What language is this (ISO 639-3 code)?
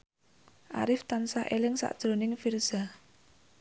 jav